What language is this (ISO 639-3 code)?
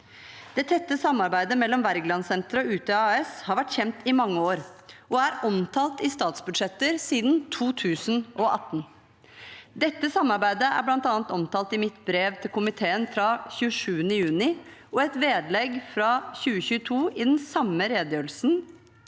nor